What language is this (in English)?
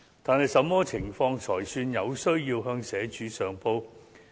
Cantonese